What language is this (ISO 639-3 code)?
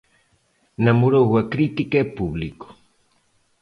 glg